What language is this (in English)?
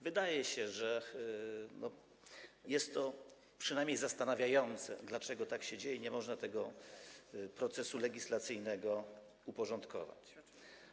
Polish